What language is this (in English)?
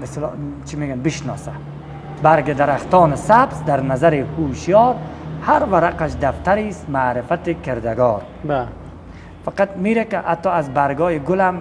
Persian